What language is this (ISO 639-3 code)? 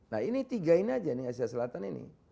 ind